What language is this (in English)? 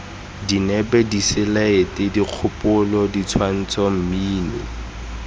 Tswana